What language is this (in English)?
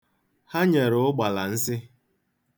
Igbo